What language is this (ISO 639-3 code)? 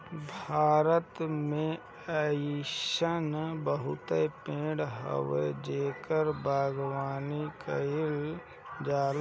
bho